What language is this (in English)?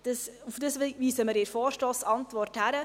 Swiss German